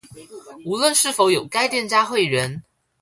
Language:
Chinese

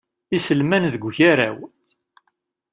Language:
Kabyle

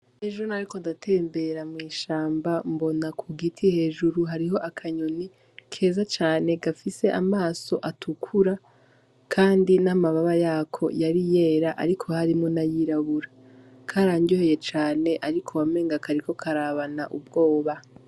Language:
Rundi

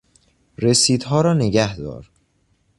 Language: Persian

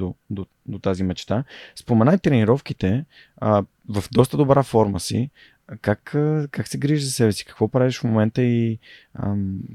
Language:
Bulgarian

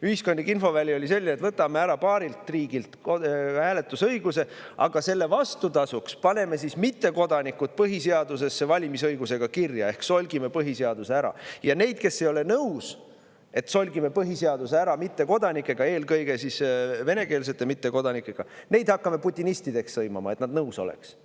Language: Estonian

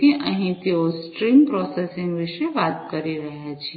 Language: Gujarati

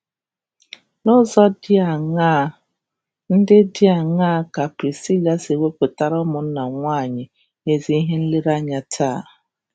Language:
Igbo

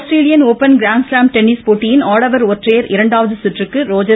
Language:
Tamil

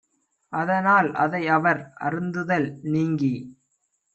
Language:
Tamil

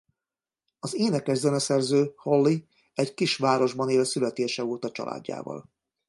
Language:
Hungarian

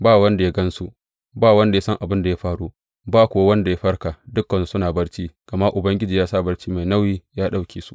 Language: Hausa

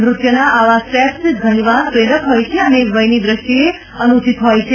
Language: Gujarati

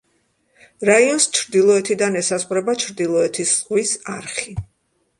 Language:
Georgian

